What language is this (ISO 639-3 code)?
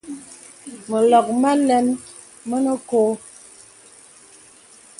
beb